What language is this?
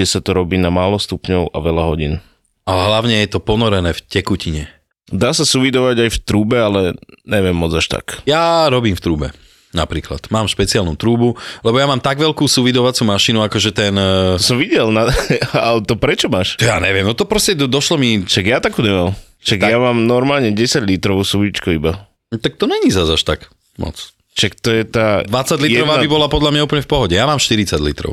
Slovak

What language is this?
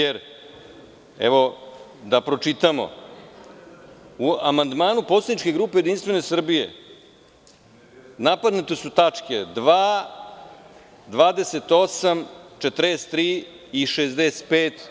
Serbian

